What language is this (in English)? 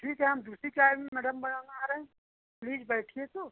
Hindi